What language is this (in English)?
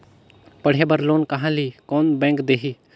Chhattisgarhi